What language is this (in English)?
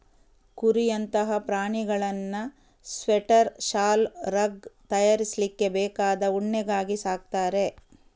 Kannada